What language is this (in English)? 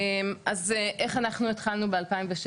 Hebrew